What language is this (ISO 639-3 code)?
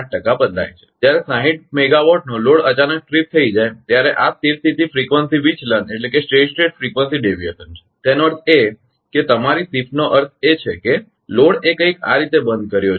guj